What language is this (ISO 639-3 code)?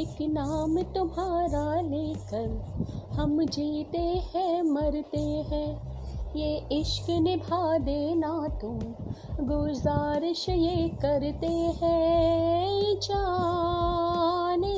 hin